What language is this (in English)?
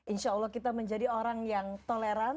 Indonesian